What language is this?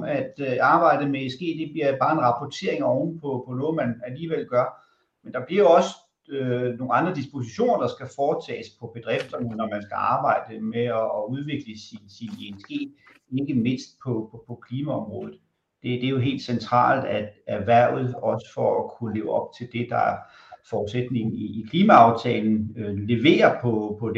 Danish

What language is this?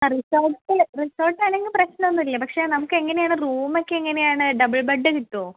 Malayalam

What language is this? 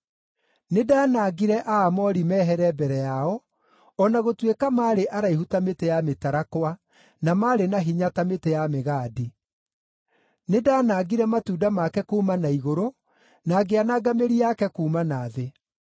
Kikuyu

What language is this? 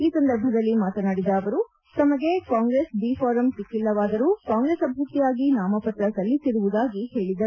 Kannada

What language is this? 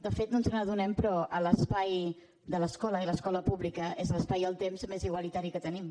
Catalan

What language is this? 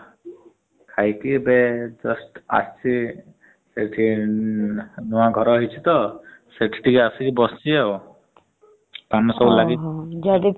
Odia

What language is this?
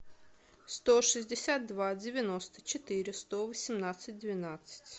Russian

